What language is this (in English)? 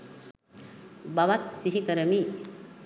Sinhala